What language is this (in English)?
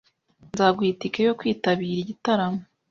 Kinyarwanda